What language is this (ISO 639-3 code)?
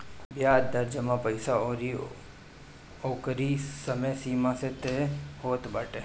bho